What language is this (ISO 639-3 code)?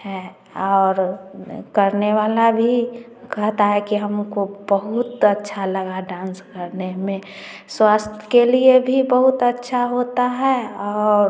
hin